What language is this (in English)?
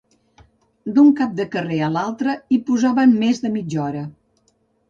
Catalan